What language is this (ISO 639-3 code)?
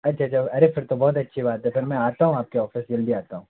hin